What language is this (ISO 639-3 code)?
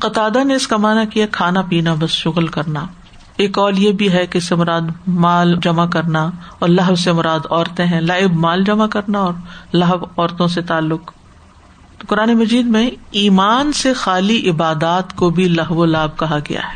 urd